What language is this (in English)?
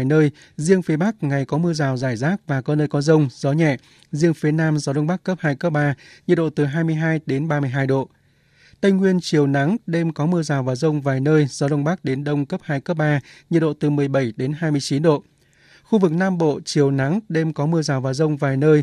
Vietnamese